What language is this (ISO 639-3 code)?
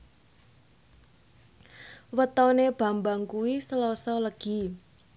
jav